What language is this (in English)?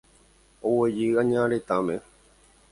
Guarani